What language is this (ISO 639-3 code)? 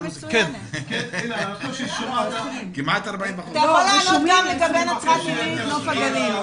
heb